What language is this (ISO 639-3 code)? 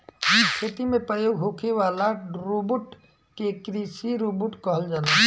bho